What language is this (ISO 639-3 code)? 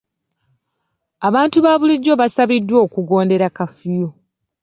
lug